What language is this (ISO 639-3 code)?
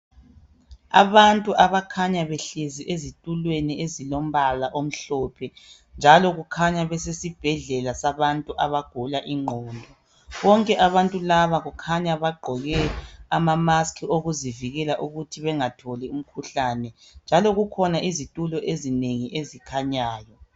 nde